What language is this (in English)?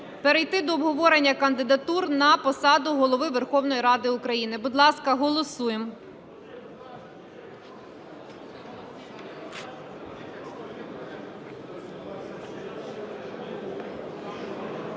Ukrainian